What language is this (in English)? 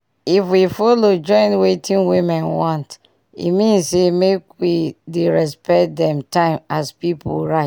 Nigerian Pidgin